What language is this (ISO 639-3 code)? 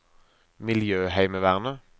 nor